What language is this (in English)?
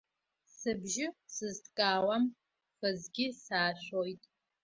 Abkhazian